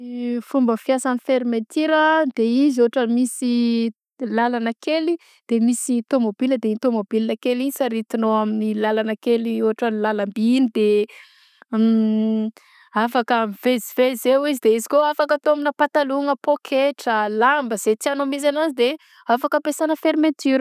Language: Southern Betsimisaraka Malagasy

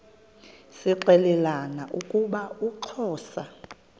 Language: Xhosa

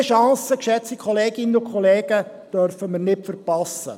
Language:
Swiss German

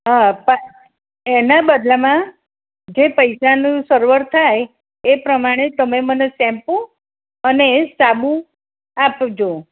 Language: Gujarati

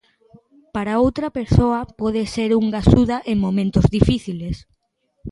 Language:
Galician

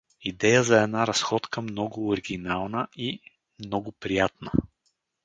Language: Bulgarian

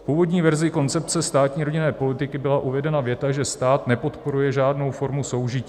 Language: Czech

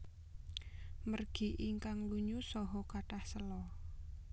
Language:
Javanese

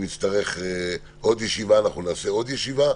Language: Hebrew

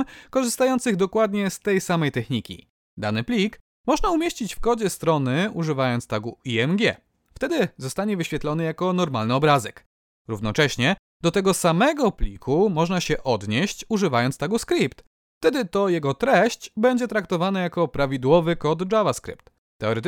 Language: Polish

